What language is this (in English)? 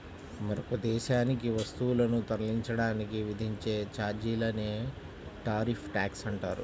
Telugu